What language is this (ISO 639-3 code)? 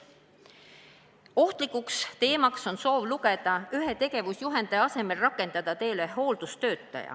est